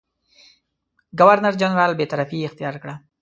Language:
Pashto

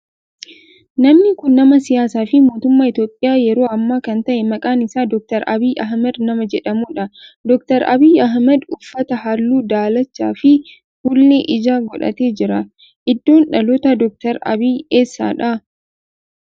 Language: Oromo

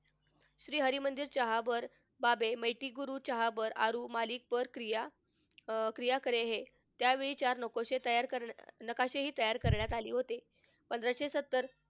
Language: Marathi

